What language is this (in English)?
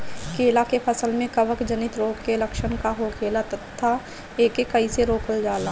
Bhojpuri